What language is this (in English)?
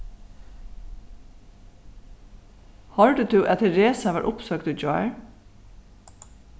Faroese